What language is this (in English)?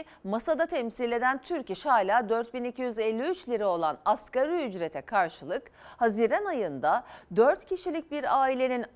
Turkish